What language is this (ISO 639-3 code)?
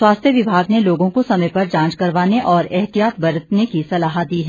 hin